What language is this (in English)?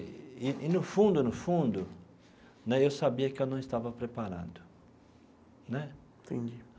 Portuguese